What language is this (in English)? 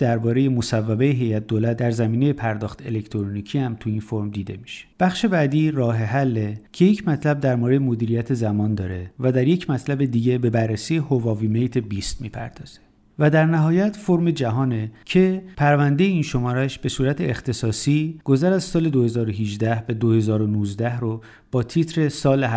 Persian